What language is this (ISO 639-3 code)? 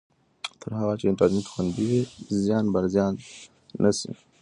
pus